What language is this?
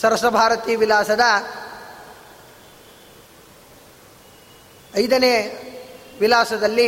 Kannada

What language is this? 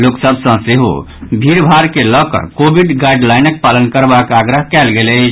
Maithili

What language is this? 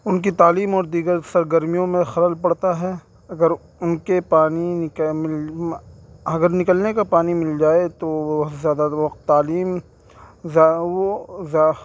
Urdu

